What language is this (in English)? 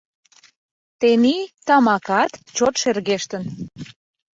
Mari